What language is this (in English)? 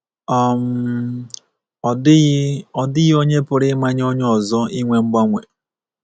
Igbo